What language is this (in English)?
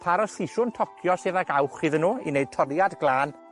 Welsh